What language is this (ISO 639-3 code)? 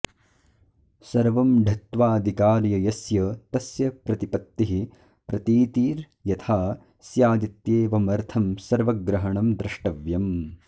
san